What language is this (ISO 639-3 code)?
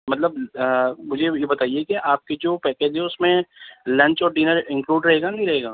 urd